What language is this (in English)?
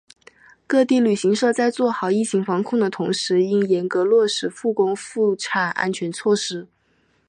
Chinese